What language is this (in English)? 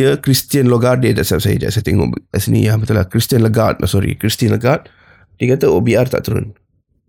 Malay